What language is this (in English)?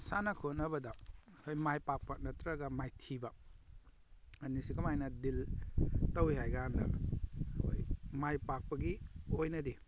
Manipuri